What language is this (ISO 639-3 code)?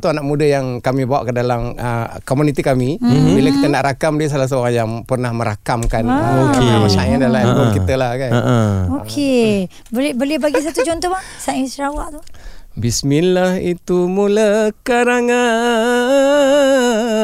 msa